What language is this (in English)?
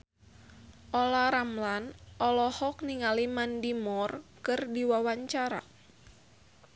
Sundanese